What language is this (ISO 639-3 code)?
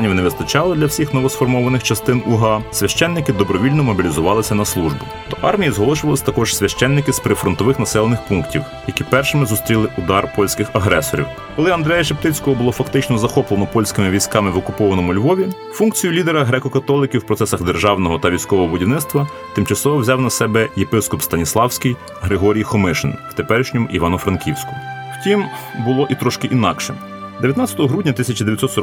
ukr